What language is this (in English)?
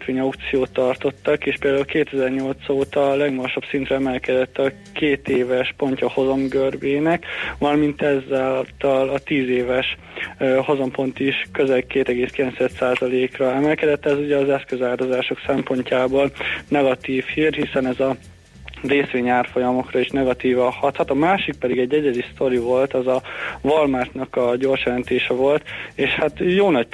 Hungarian